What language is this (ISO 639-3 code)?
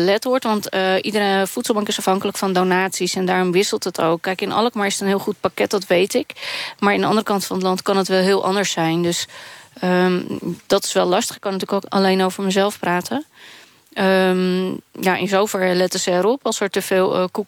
nld